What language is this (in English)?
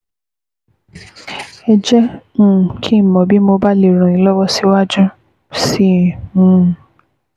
Yoruba